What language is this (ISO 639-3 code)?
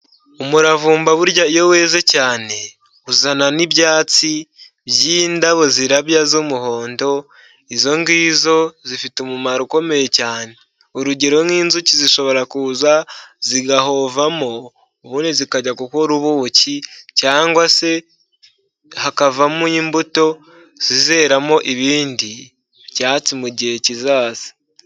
kin